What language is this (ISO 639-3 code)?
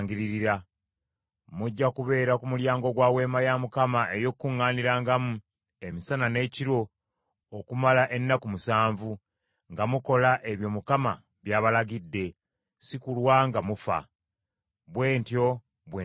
lug